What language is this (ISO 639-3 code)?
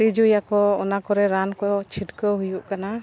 sat